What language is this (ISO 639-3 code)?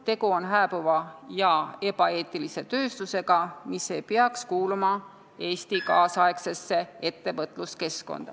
est